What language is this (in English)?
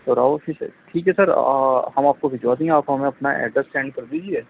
Urdu